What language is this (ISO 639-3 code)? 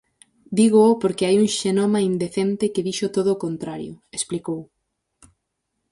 glg